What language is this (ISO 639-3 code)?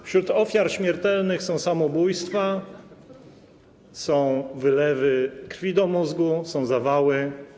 pol